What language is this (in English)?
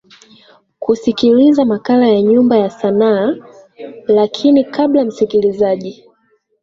Swahili